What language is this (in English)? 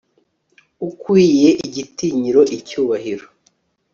Kinyarwanda